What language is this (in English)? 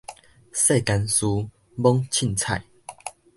Min Nan Chinese